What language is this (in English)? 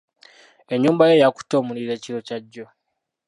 Ganda